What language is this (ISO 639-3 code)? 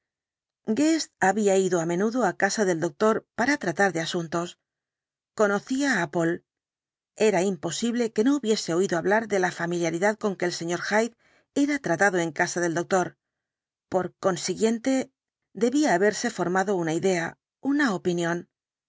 spa